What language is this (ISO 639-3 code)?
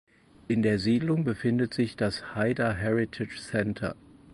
deu